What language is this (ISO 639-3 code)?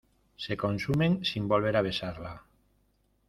spa